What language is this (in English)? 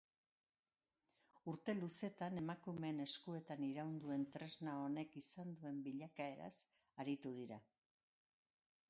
Basque